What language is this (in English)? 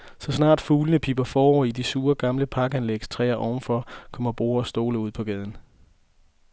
Danish